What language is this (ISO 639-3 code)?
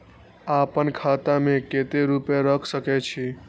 mai